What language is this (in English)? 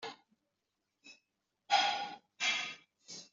Kabyle